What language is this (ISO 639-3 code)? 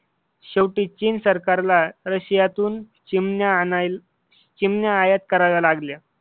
mar